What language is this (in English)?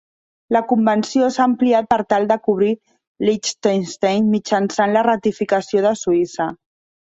Catalan